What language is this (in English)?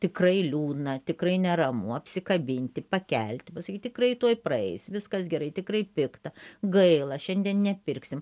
Lithuanian